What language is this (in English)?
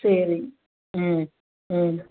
Tamil